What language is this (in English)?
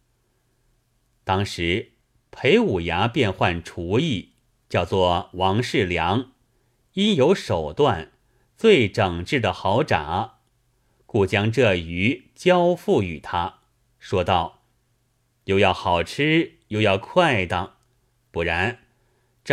Chinese